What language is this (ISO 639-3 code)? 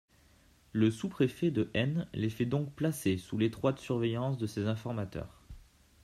fra